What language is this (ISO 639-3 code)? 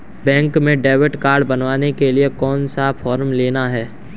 hin